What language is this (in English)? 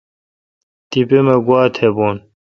Kalkoti